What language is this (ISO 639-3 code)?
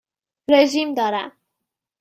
fas